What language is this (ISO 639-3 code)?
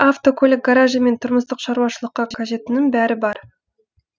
kaz